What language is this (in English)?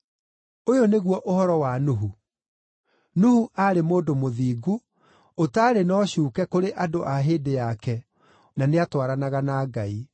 Kikuyu